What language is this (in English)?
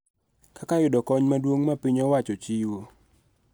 Luo (Kenya and Tanzania)